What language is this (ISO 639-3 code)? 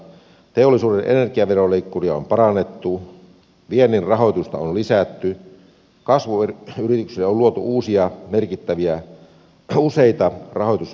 fin